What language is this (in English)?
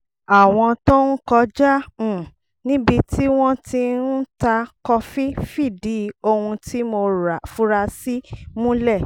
Yoruba